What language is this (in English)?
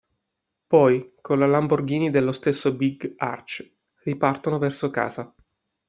Italian